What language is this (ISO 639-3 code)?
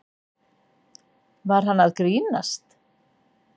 isl